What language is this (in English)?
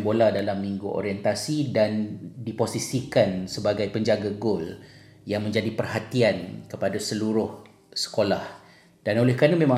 Malay